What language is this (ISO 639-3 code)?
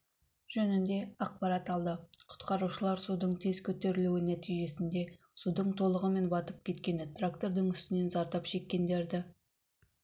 kaz